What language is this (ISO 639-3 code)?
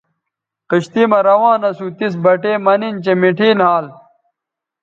btv